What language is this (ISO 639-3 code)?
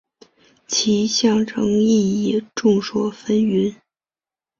zho